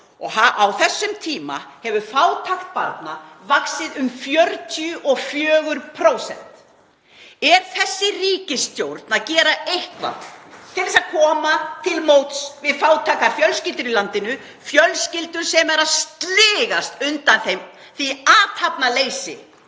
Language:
Icelandic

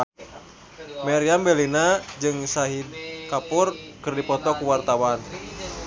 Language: Sundanese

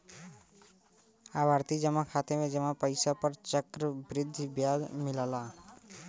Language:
Bhojpuri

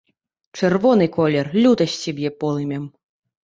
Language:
Belarusian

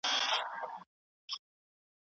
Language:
Pashto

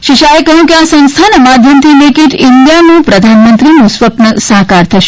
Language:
Gujarati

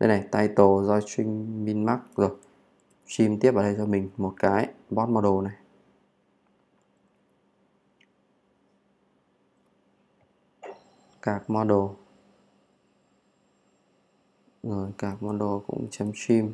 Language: Vietnamese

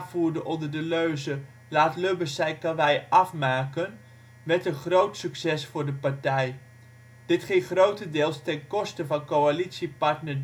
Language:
Dutch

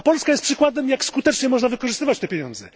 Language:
Polish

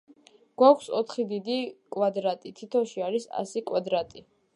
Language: Georgian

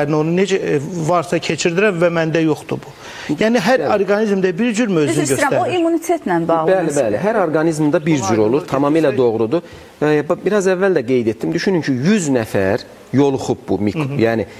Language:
Turkish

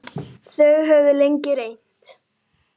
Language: Icelandic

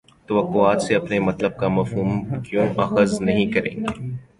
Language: Urdu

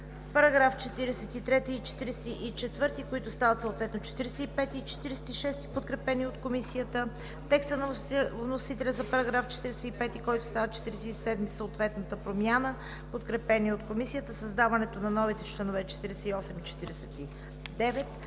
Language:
Bulgarian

